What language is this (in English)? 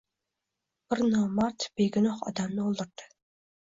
Uzbek